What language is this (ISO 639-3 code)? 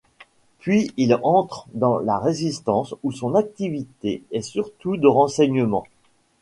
fra